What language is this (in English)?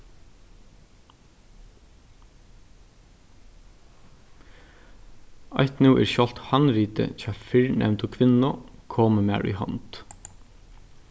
Faroese